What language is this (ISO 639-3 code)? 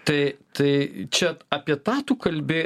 lit